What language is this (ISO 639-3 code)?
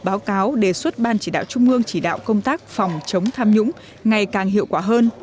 vie